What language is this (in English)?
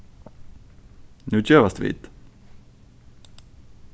Faroese